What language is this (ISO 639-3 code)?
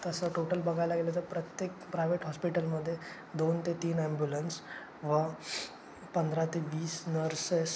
mar